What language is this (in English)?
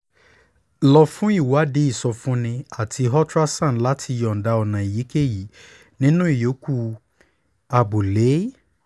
Yoruba